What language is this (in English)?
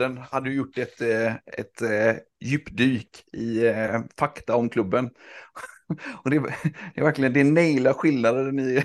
Swedish